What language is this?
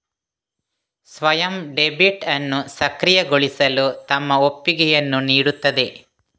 Kannada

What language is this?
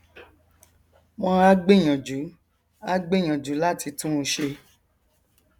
Yoruba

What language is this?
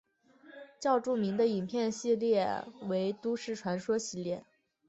Chinese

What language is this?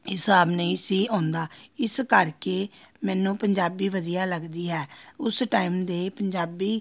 Punjabi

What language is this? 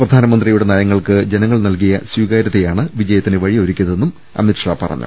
Malayalam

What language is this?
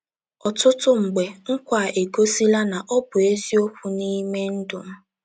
Igbo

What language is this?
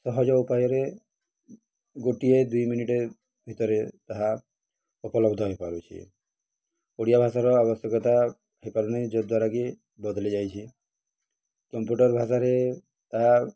Odia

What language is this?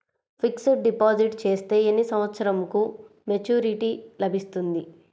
Telugu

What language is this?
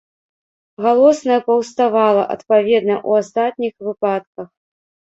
Belarusian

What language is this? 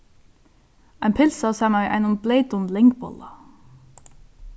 Faroese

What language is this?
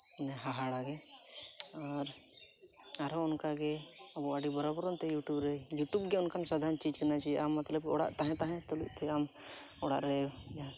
Santali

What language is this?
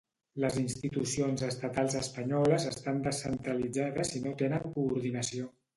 Catalan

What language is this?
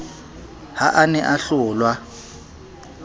Southern Sotho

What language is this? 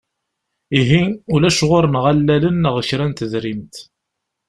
Kabyle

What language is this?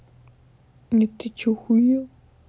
Russian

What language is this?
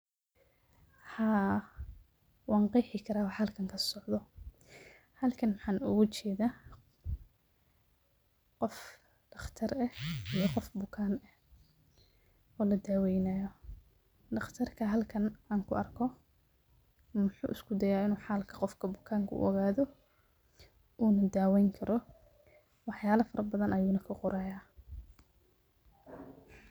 Somali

